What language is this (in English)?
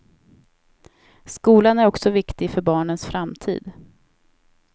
Swedish